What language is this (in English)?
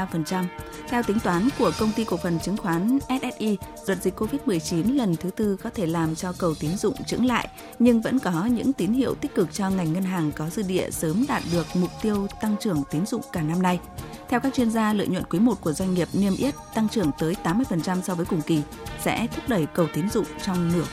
Vietnamese